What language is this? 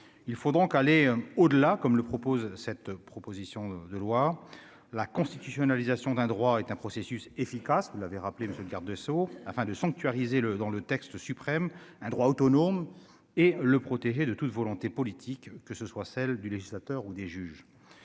French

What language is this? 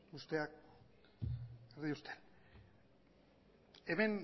Basque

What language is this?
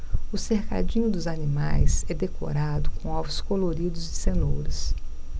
Portuguese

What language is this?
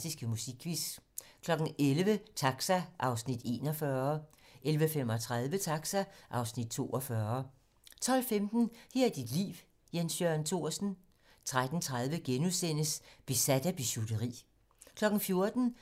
Danish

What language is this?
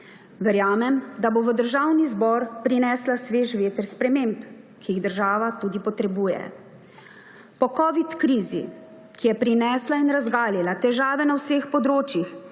Slovenian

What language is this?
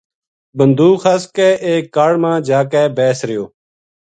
Gujari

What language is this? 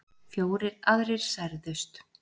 Icelandic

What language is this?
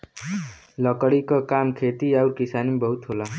Bhojpuri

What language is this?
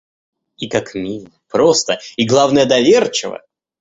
Russian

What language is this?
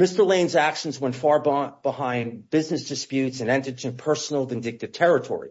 English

